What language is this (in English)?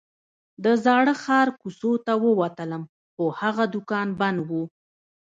Pashto